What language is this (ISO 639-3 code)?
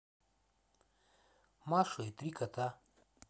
rus